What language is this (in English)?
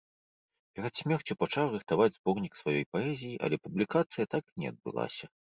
Belarusian